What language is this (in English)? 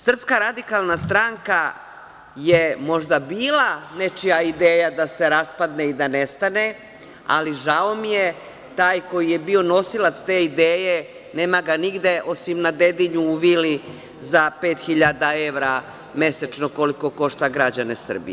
Serbian